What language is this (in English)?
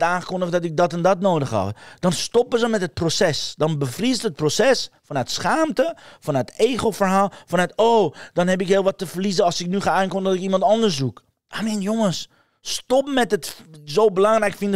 Dutch